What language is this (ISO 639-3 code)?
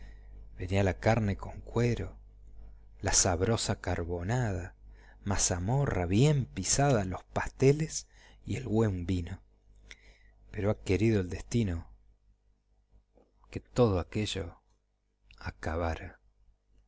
spa